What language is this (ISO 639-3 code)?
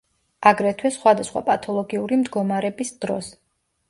kat